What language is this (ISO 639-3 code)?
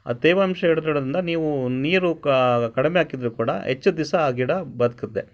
kan